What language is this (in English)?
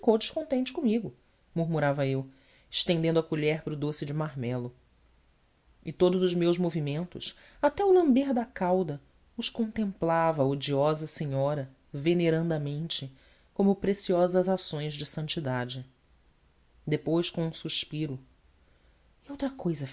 Portuguese